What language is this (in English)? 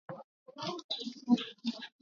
Swahili